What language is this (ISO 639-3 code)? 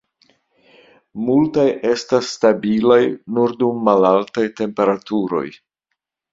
epo